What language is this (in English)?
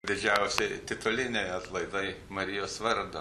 Lithuanian